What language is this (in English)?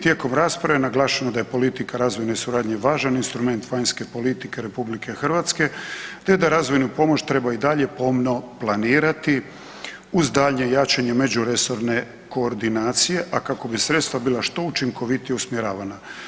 Croatian